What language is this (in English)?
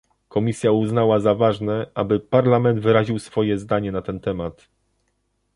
Polish